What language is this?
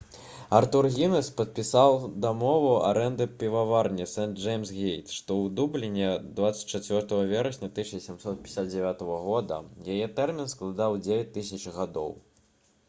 Belarusian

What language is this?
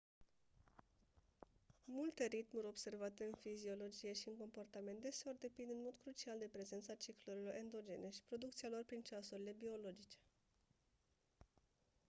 Romanian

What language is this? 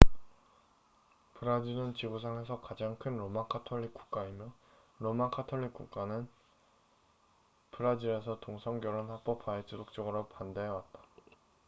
Korean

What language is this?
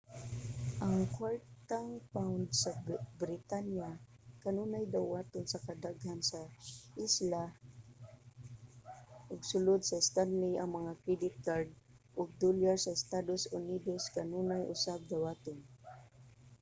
Cebuano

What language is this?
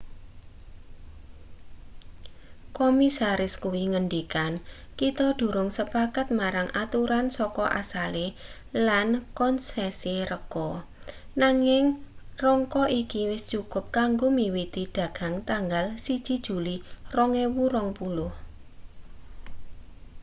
Javanese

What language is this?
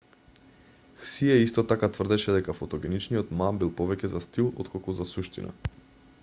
Macedonian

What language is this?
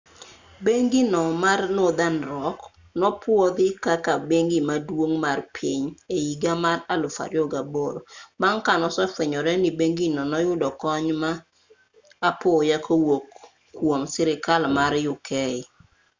Luo (Kenya and Tanzania)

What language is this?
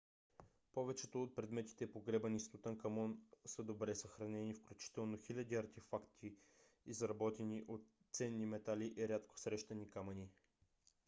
Bulgarian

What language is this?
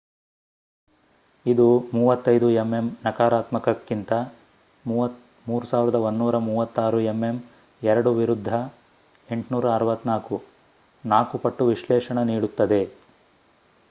Kannada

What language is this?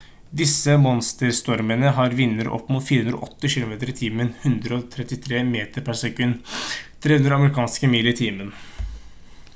Norwegian Bokmål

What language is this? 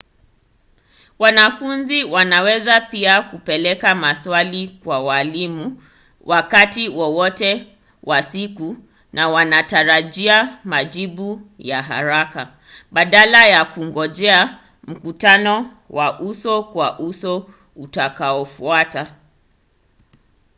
Swahili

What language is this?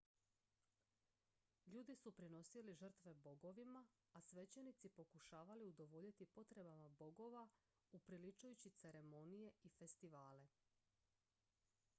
Croatian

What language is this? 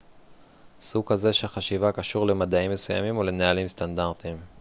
Hebrew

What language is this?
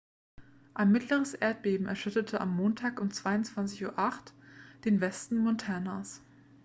German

